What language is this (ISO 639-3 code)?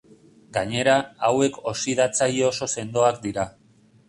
eus